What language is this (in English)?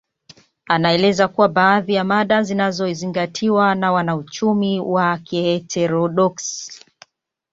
Swahili